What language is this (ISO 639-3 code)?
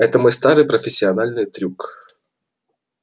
rus